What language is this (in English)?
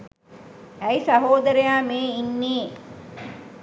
Sinhala